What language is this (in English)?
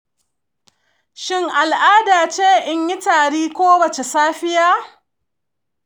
Hausa